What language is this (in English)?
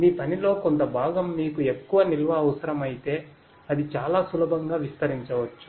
Telugu